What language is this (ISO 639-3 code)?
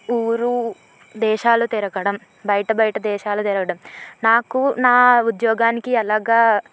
tel